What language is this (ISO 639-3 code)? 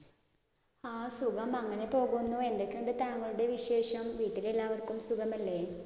mal